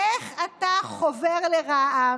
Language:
Hebrew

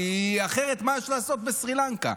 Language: Hebrew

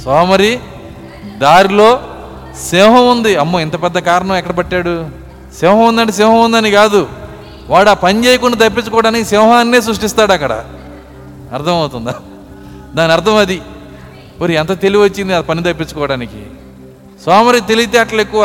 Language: Telugu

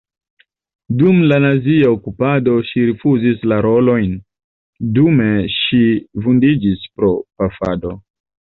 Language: Esperanto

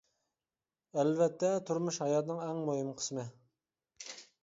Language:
Uyghur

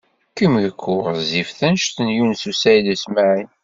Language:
Kabyle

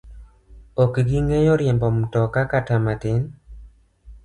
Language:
Luo (Kenya and Tanzania)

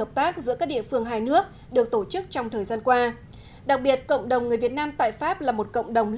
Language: Vietnamese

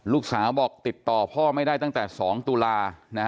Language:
Thai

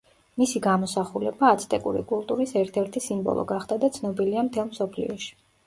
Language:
Georgian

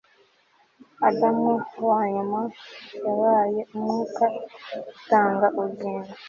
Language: Kinyarwanda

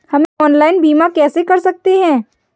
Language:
Hindi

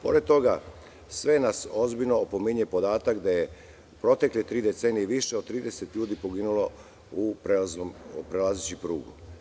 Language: Serbian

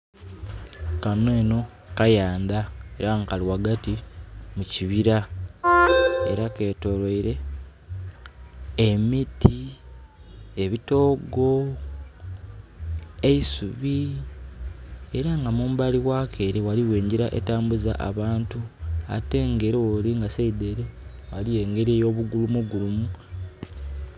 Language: Soga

